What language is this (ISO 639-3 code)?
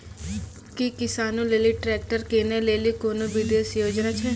mai